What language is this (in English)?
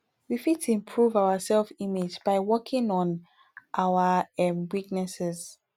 Nigerian Pidgin